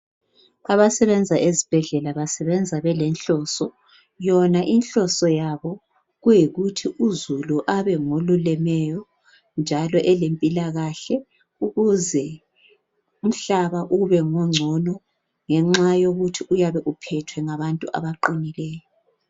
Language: North Ndebele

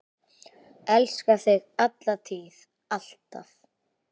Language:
Icelandic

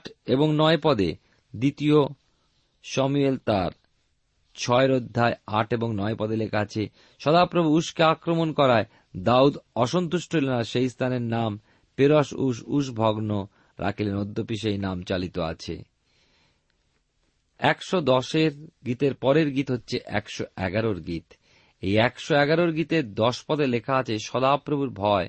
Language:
Bangla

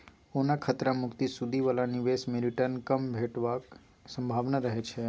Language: Maithili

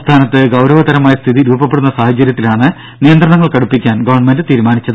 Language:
Malayalam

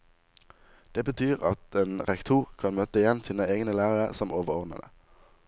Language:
Norwegian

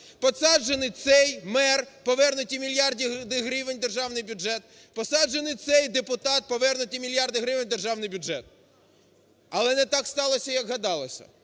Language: Ukrainian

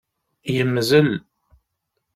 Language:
Kabyle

